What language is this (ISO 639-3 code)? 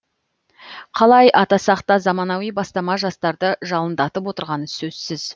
kaz